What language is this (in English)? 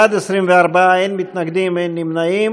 Hebrew